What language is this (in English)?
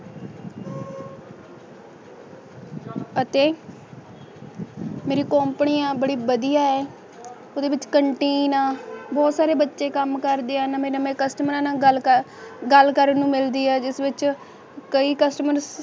Punjabi